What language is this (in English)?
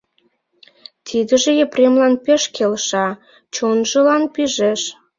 Mari